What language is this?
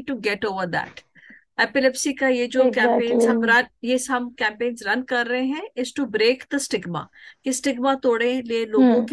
Hindi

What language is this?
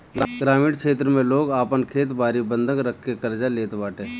Bhojpuri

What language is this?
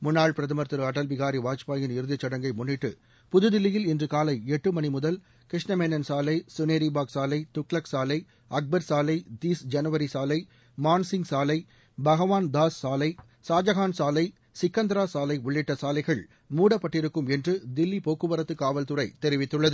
Tamil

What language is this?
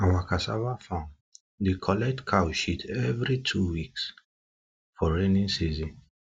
Nigerian Pidgin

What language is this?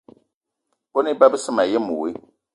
Eton (Cameroon)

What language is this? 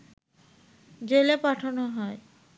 Bangla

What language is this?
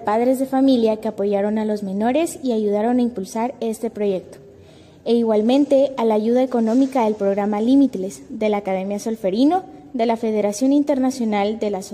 Spanish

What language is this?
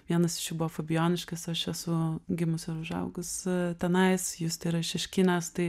Lithuanian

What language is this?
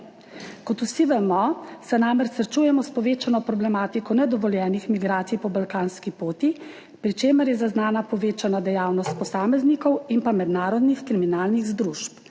Slovenian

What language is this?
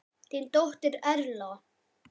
Icelandic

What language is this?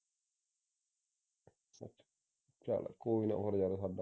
Punjabi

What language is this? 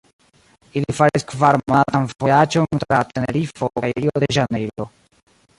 Esperanto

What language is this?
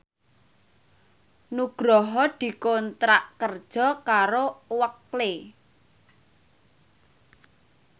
Javanese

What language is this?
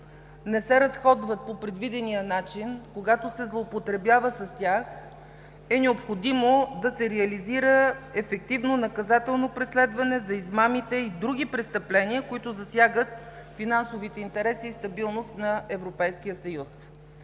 Bulgarian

